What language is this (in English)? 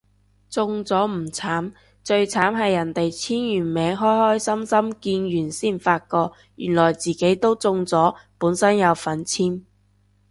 Cantonese